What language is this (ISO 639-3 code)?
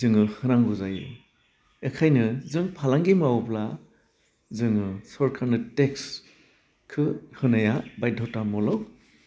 brx